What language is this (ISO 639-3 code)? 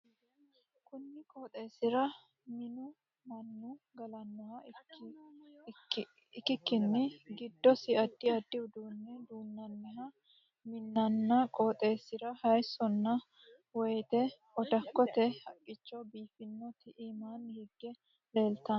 sid